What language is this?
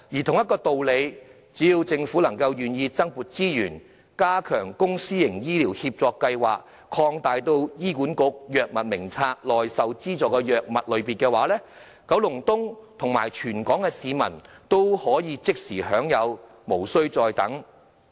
Cantonese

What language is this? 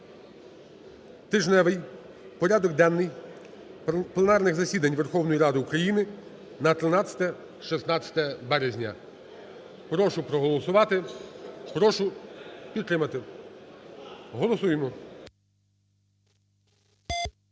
Ukrainian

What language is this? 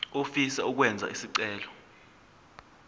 Zulu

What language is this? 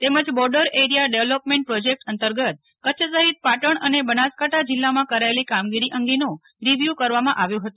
Gujarati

